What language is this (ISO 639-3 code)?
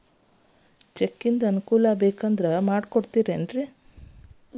kan